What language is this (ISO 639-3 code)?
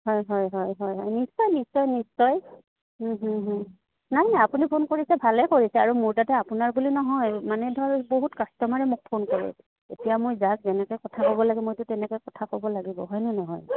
asm